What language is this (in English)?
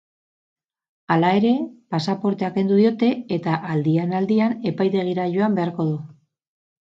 Basque